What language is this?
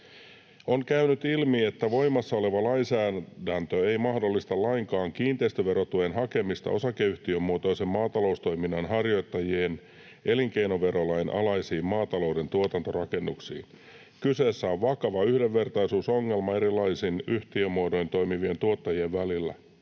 Finnish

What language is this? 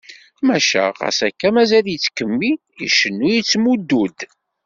Kabyle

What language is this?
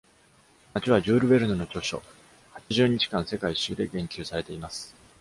Japanese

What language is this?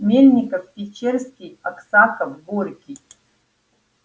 Russian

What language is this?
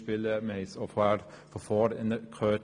Swiss German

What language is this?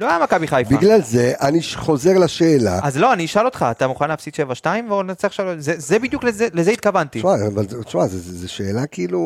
Hebrew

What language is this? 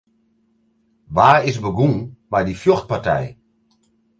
Western Frisian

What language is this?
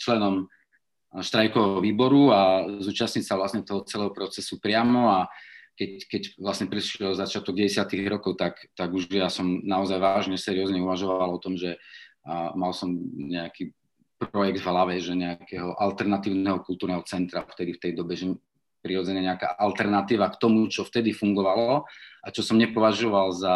Slovak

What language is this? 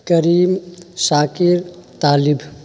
Urdu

